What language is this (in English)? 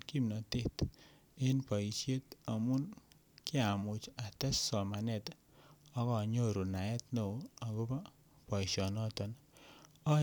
Kalenjin